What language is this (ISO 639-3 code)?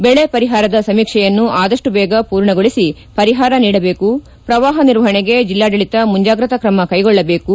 kan